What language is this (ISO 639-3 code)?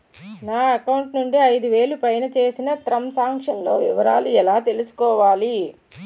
tel